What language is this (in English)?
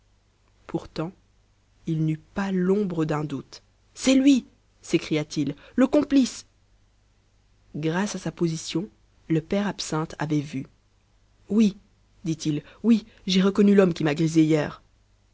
French